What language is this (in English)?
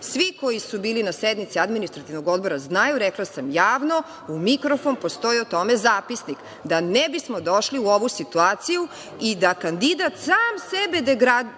Serbian